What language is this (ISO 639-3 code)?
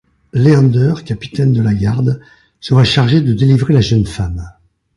fra